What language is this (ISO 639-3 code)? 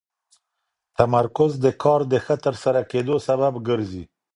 pus